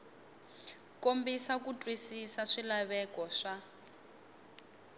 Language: Tsonga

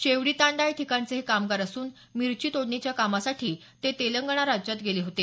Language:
Marathi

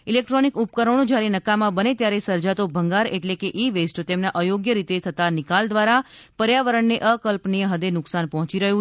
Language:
Gujarati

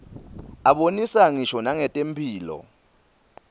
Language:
Swati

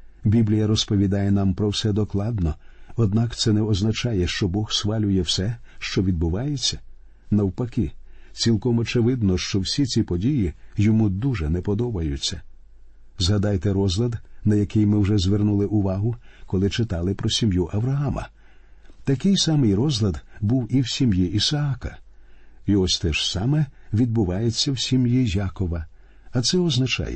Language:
Ukrainian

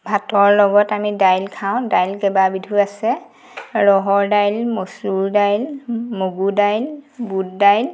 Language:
Assamese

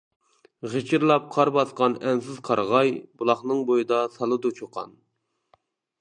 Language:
Uyghur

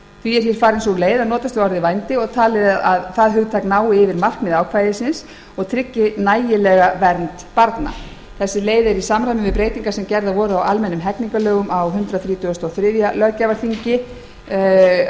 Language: Icelandic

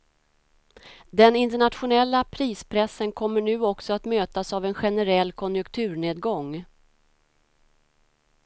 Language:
Swedish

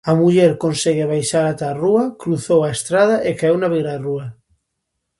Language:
Galician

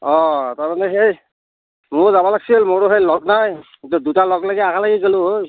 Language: Assamese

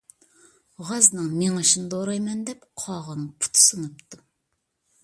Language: Uyghur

